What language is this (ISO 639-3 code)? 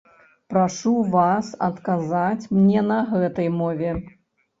bel